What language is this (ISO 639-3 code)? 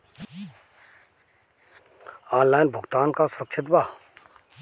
bho